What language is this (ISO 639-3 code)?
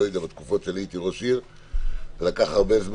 heb